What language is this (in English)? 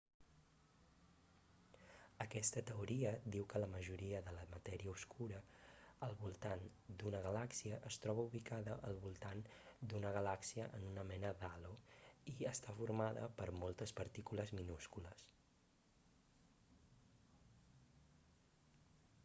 Catalan